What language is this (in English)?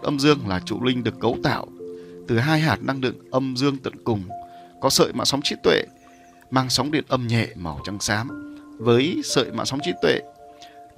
Vietnamese